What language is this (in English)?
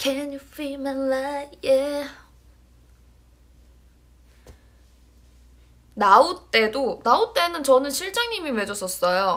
Korean